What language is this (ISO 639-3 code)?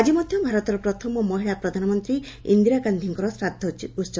ori